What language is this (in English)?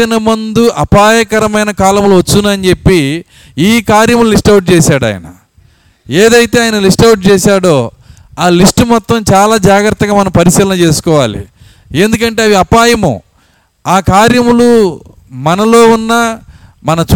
Telugu